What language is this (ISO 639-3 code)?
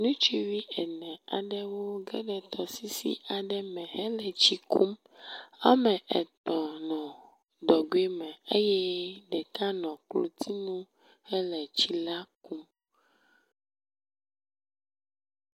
ewe